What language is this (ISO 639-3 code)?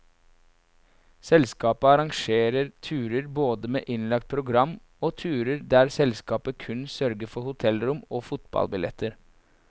nor